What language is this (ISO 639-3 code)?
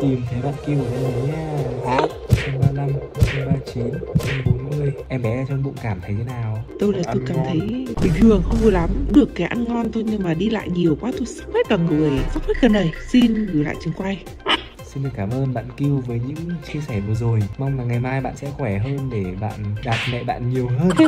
vie